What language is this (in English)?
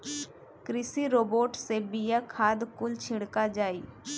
Bhojpuri